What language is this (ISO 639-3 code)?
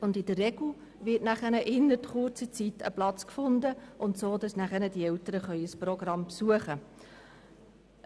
gsw